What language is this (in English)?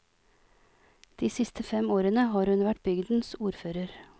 Norwegian